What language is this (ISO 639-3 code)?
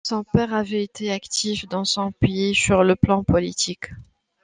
fra